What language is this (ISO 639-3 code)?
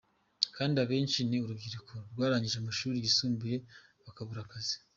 kin